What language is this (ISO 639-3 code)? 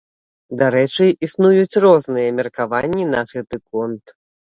bel